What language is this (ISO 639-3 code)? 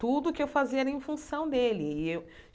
por